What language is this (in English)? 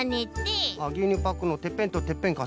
Japanese